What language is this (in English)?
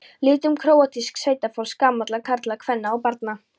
Icelandic